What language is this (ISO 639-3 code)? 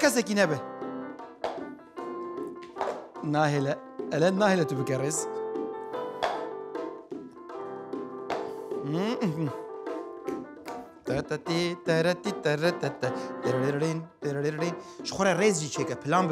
ara